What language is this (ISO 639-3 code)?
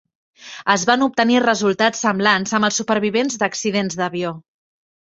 cat